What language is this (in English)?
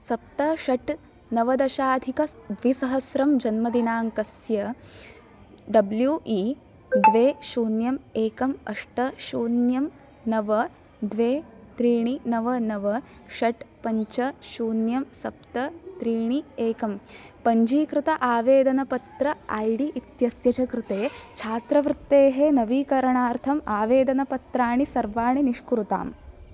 Sanskrit